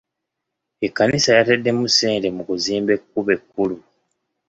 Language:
Ganda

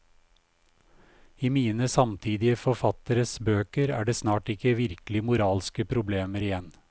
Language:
Norwegian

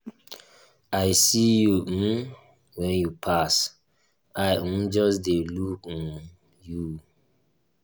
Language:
Nigerian Pidgin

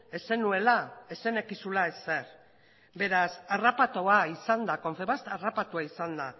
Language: Basque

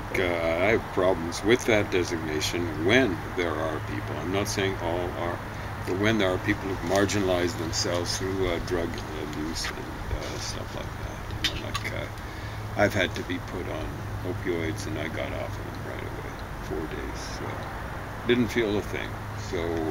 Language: English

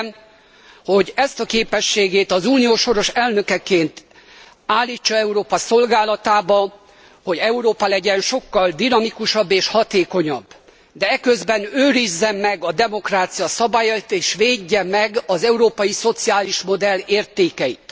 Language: Hungarian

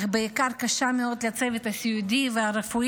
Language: Hebrew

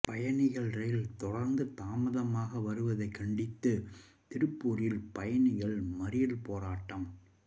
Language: Tamil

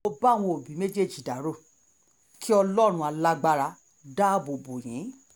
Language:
Yoruba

